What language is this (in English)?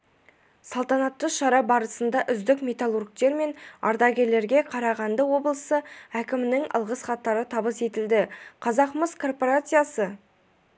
Kazakh